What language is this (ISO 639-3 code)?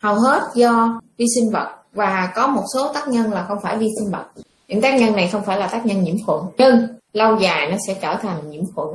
vie